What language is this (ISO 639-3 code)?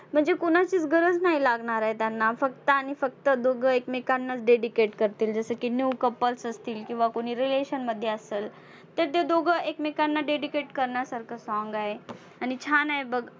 mar